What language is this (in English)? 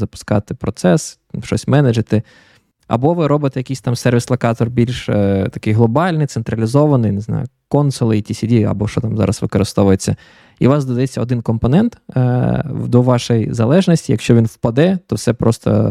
Ukrainian